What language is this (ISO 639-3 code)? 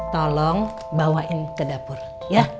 ind